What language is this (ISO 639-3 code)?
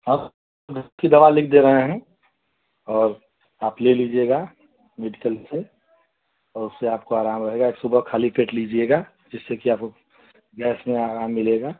hin